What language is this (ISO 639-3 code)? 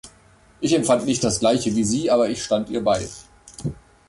deu